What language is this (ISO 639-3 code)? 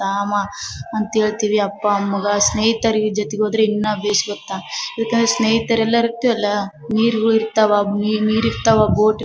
kan